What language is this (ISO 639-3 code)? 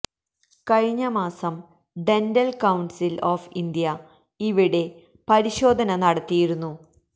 mal